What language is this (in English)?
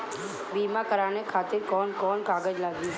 Bhojpuri